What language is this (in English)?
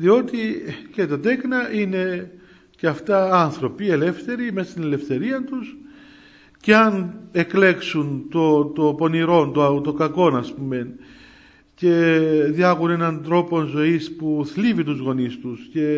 Greek